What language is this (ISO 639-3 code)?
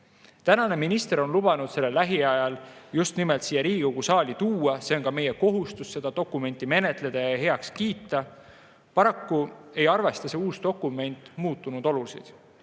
est